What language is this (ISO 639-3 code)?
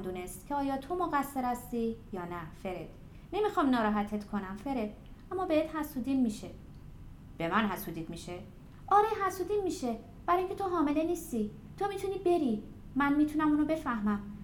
fas